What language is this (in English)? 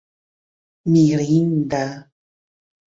Esperanto